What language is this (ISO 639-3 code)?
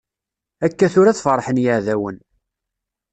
kab